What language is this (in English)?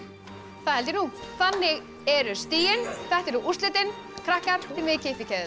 Icelandic